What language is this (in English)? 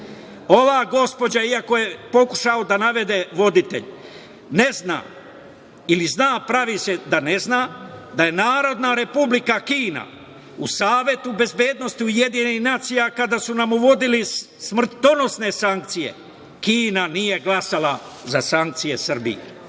Serbian